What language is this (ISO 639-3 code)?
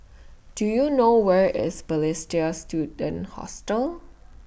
eng